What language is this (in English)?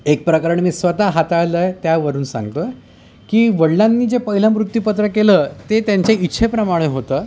Marathi